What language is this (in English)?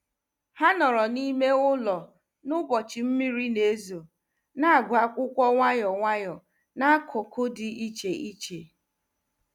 Igbo